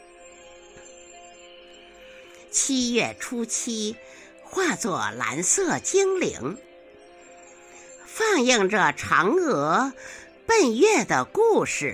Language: Chinese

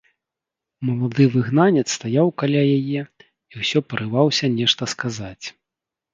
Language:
Belarusian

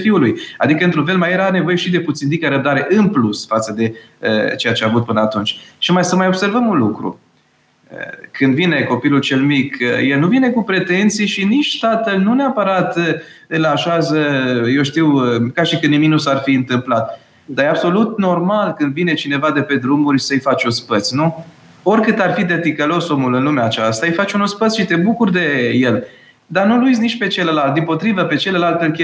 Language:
Romanian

